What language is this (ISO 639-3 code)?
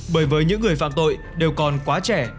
vie